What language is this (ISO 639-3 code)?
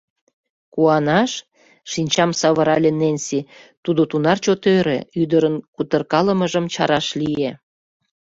chm